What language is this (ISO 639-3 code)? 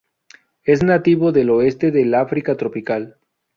spa